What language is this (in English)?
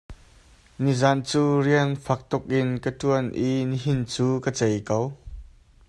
Hakha Chin